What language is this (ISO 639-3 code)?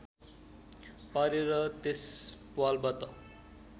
nep